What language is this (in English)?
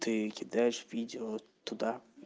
Russian